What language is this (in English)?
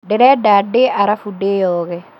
Kikuyu